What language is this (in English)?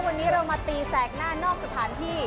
Thai